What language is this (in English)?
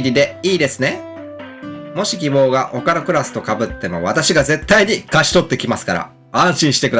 Japanese